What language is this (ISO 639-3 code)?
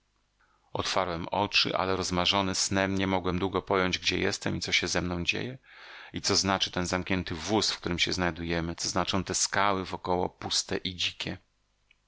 pol